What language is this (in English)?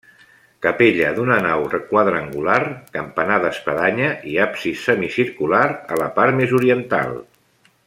Catalan